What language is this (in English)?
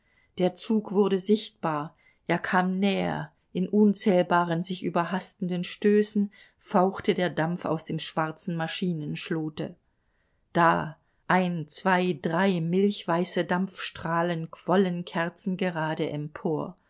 German